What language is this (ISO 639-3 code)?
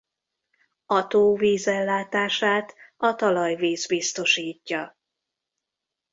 hun